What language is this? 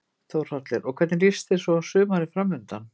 Icelandic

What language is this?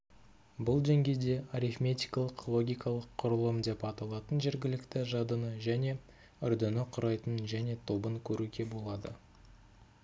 Kazakh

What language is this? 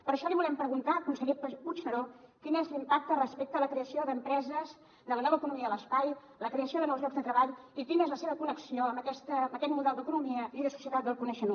Catalan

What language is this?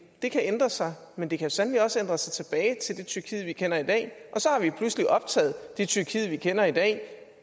Danish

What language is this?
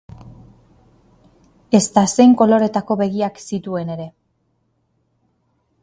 Basque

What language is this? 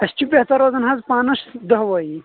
Kashmiri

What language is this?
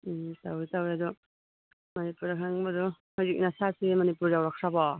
Manipuri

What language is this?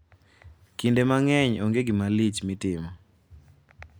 Luo (Kenya and Tanzania)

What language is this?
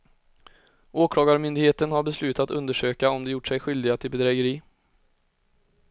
Swedish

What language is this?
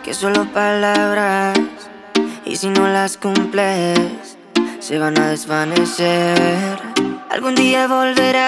Turkish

